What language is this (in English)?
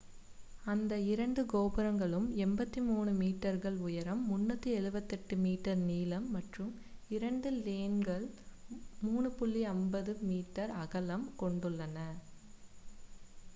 Tamil